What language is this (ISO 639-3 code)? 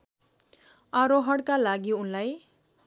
nep